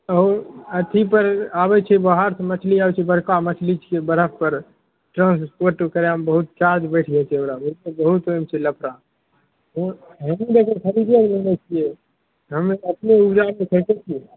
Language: Maithili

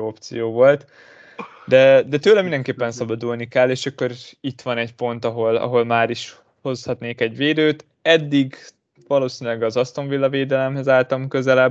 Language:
Hungarian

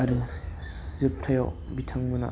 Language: Bodo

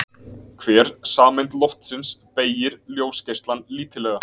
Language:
Icelandic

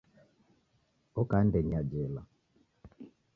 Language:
Taita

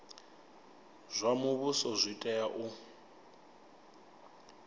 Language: Venda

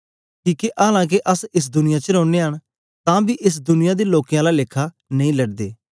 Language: Dogri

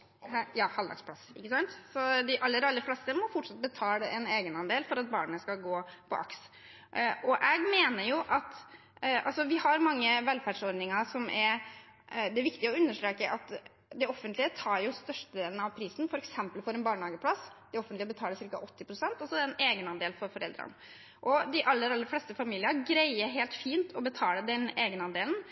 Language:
Norwegian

